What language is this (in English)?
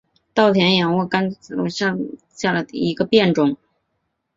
Chinese